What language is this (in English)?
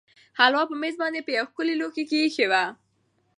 Pashto